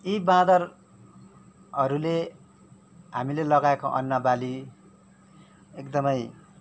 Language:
Nepali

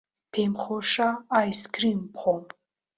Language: Central Kurdish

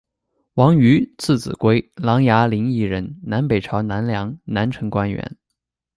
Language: Chinese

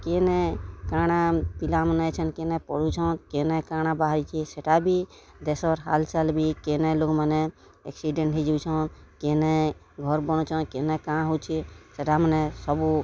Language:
Odia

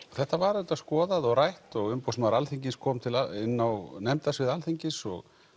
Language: Icelandic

